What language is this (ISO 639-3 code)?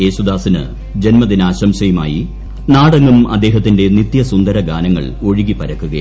mal